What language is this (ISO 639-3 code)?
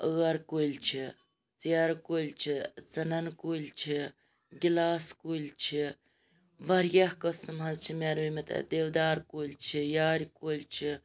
kas